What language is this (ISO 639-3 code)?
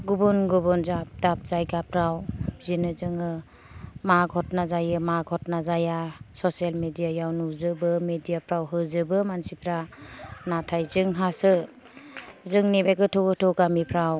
brx